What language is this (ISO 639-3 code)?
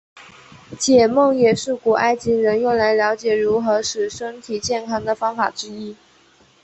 zho